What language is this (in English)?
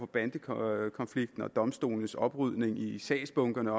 Danish